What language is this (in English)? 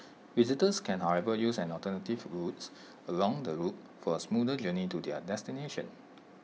English